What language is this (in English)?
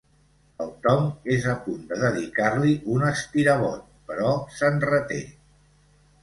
Catalan